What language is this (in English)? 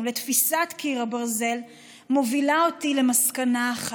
Hebrew